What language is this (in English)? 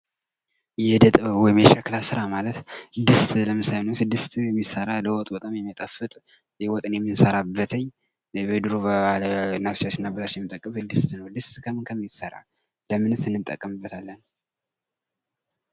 Amharic